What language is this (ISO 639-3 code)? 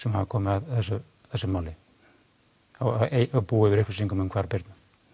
isl